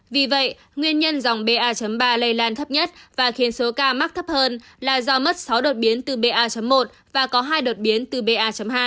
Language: Vietnamese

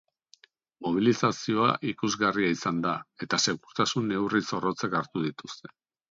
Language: Basque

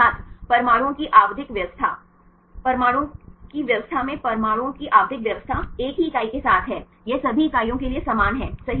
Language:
Hindi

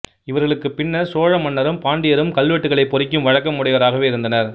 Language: Tamil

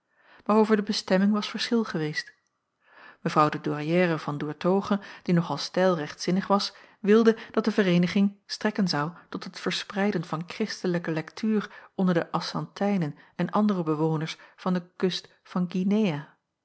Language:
Dutch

